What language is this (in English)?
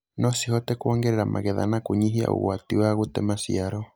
Kikuyu